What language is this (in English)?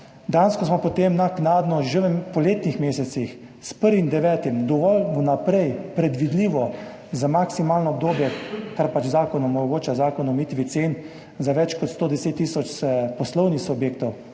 Slovenian